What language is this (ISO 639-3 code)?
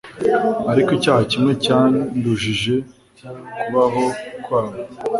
kin